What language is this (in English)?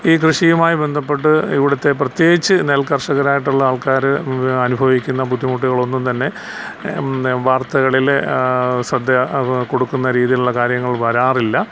Malayalam